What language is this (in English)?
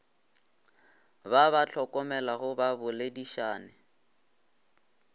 Northern Sotho